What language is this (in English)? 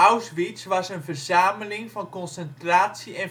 Dutch